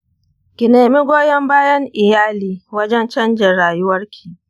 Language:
Hausa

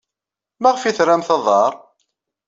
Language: Kabyle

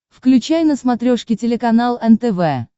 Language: Russian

